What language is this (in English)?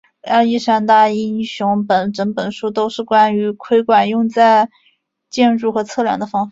Chinese